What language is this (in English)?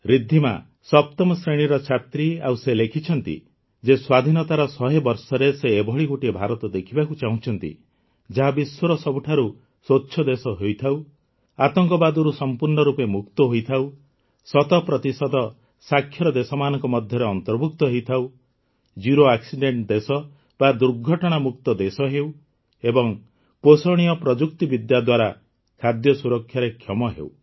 Odia